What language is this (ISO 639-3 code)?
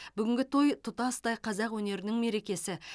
kaz